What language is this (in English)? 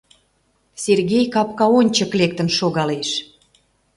Mari